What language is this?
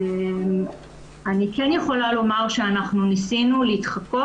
Hebrew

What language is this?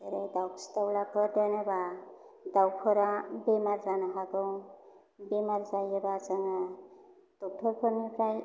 Bodo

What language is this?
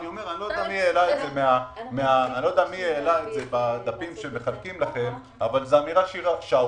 Hebrew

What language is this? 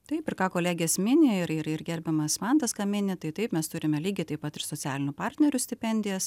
Lithuanian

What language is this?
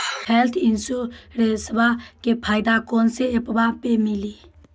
Maithili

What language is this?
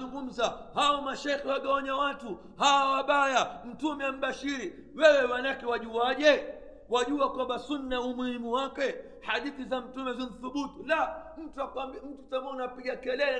Swahili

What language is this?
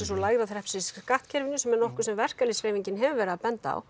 Icelandic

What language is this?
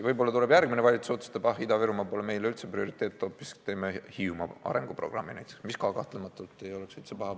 Estonian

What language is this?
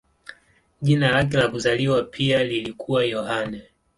Swahili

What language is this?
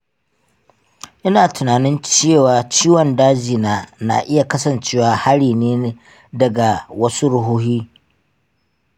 Hausa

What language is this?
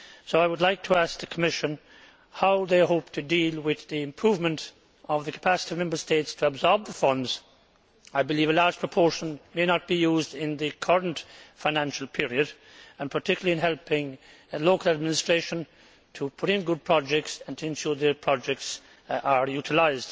English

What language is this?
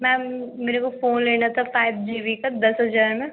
Hindi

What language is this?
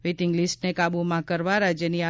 Gujarati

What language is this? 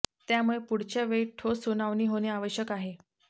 Marathi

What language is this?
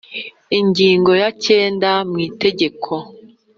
Kinyarwanda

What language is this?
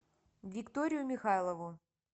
Russian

